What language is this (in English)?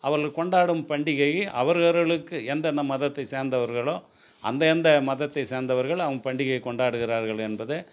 Tamil